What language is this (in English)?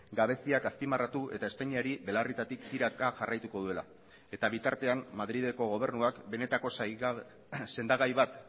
Basque